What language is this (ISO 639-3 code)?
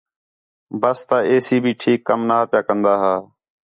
xhe